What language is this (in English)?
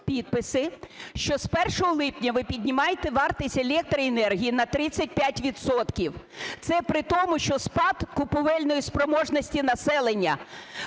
Ukrainian